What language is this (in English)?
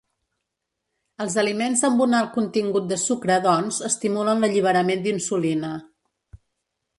Catalan